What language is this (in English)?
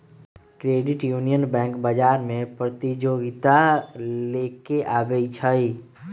Magahi